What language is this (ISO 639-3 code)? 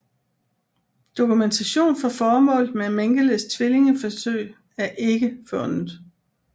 dan